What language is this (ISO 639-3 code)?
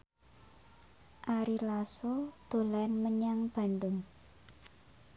jav